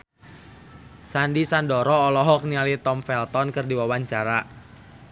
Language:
Sundanese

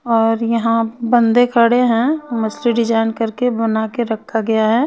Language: Hindi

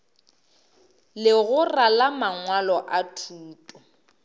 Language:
Northern Sotho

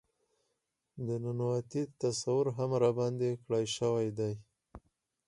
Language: Pashto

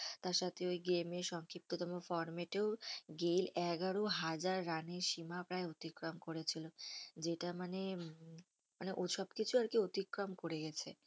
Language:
Bangla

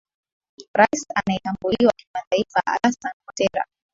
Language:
Swahili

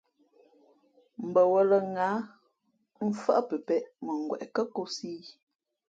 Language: Fe'fe'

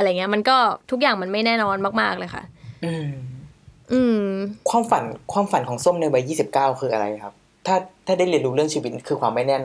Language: Thai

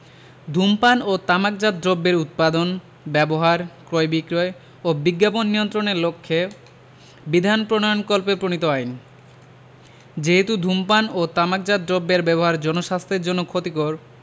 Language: Bangla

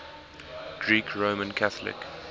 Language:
English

